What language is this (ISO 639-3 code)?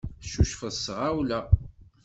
kab